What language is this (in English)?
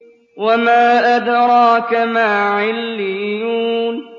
Arabic